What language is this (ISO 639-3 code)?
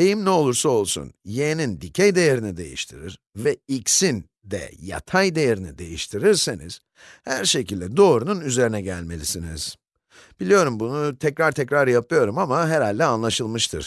tur